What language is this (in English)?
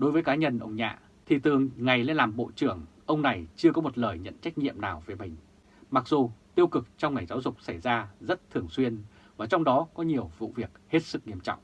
Vietnamese